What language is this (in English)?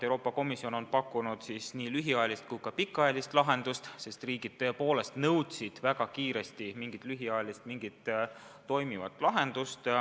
Estonian